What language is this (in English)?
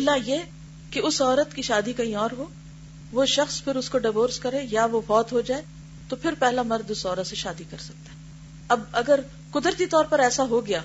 Urdu